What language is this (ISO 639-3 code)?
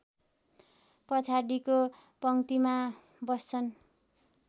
nep